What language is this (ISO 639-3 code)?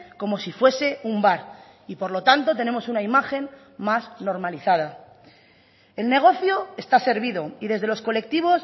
spa